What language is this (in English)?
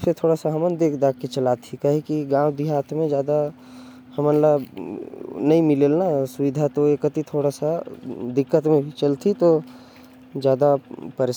Korwa